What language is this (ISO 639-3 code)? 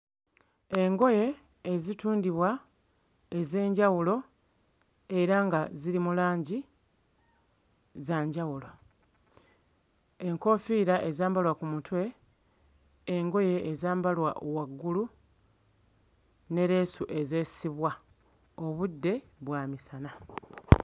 lug